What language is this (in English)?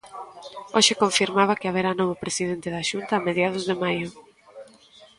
Galician